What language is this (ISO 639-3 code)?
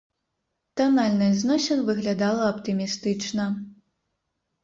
bel